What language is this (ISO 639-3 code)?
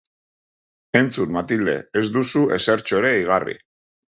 eus